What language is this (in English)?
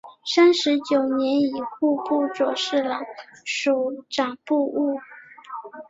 Chinese